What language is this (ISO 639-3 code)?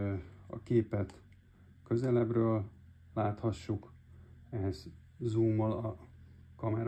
hun